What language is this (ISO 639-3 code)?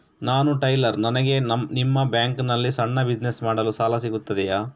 kan